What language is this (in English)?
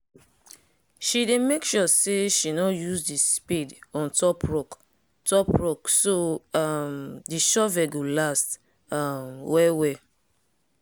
Nigerian Pidgin